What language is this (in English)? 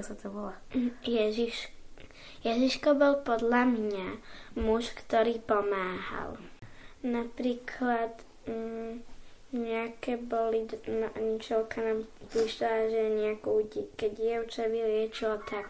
Slovak